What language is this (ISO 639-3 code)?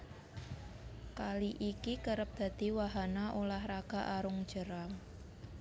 jav